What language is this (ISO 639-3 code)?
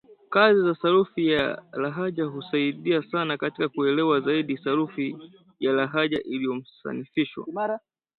swa